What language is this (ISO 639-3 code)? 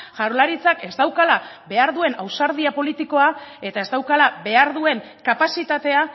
eus